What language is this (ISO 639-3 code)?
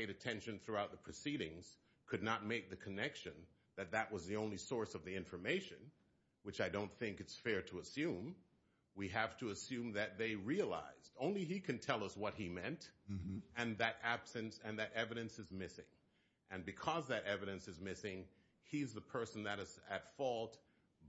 eng